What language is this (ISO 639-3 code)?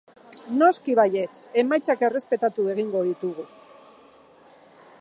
eus